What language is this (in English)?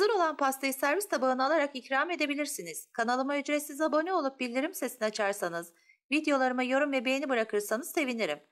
Turkish